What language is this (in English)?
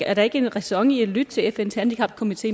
Danish